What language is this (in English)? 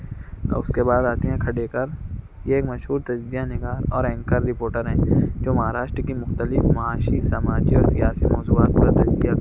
Urdu